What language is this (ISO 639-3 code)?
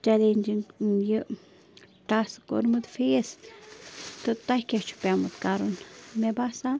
kas